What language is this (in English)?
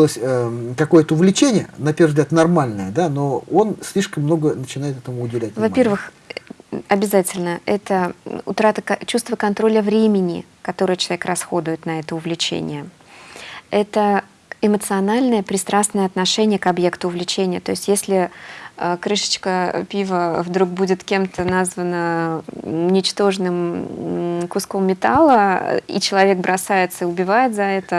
Russian